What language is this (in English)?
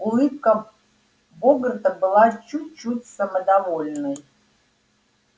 Russian